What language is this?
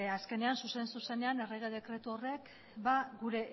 Basque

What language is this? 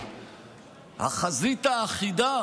Hebrew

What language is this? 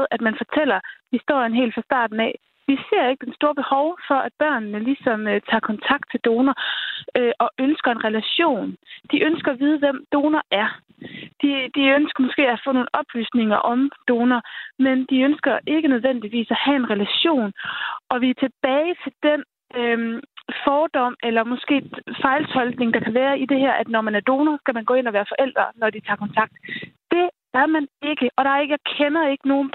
Danish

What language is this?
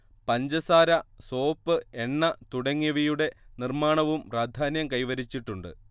Malayalam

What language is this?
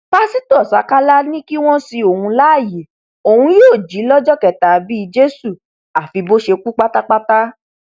Yoruba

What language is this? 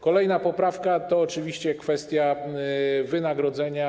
Polish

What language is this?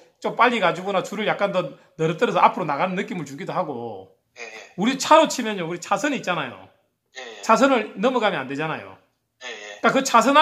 Korean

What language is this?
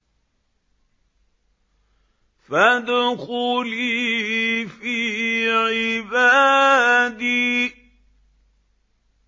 Arabic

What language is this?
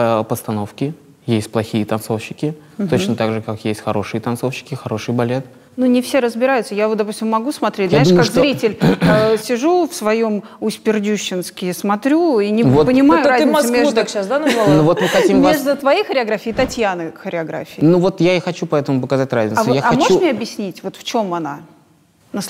Russian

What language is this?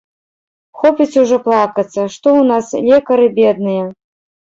Belarusian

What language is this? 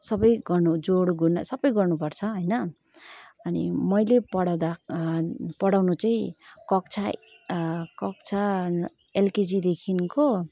Nepali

